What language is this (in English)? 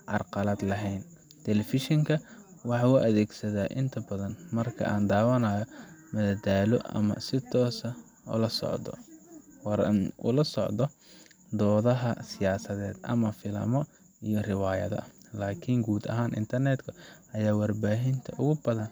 Somali